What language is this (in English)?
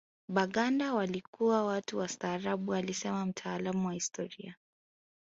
Swahili